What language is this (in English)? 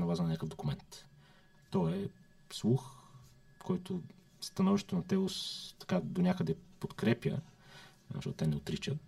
Bulgarian